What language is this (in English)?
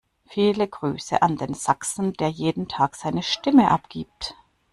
German